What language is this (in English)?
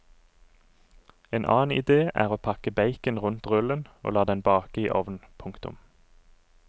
Norwegian